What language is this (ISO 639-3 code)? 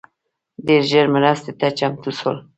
pus